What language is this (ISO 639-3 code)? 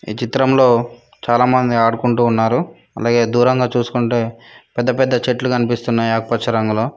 tel